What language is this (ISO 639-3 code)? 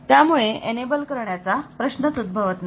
mar